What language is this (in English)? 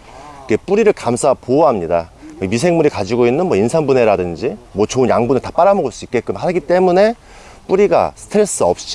Korean